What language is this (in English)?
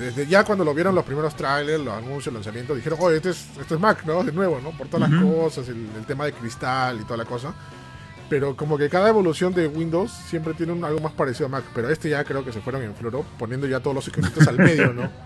Spanish